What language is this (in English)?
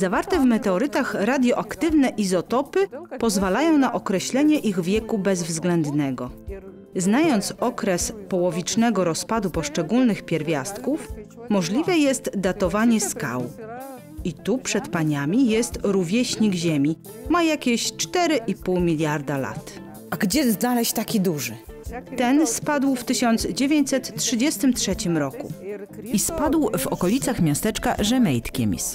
Polish